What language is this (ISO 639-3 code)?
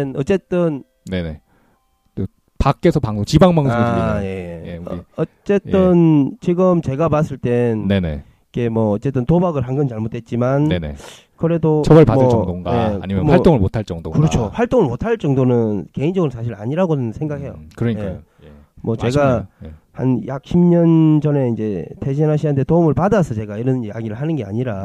kor